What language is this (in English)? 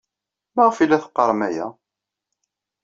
Kabyle